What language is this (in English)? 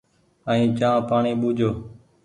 Goaria